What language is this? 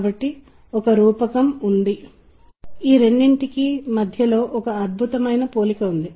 Telugu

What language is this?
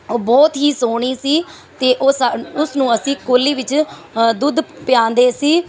Punjabi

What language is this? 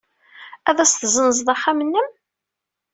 Kabyle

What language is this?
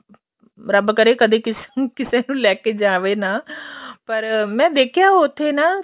Punjabi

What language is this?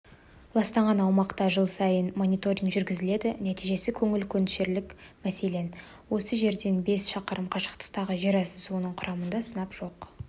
Kazakh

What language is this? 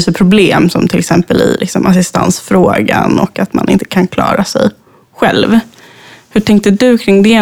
Swedish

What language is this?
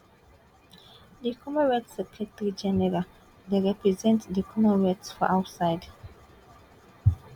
Nigerian Pidgin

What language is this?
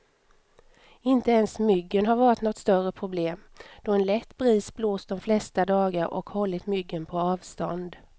Swedish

